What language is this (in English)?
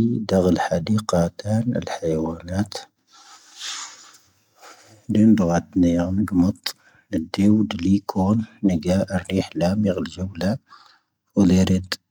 Tahaggart Tamahaq